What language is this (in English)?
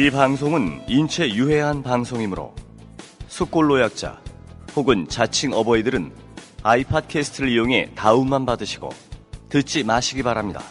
Korean